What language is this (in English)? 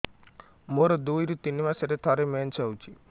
Odia